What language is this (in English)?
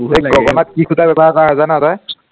Assamese